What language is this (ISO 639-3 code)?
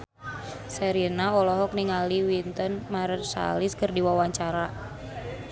sun